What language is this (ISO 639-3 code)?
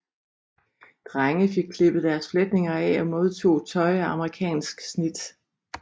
dan